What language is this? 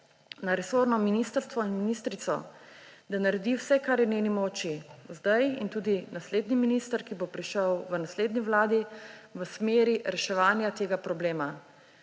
Slovenian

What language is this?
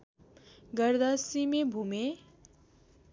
Nepali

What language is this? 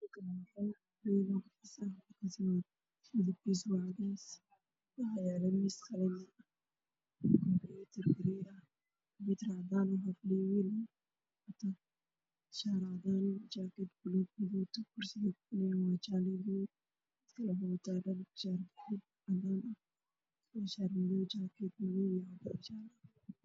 Somali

